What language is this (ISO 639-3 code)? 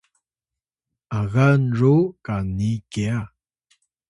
tay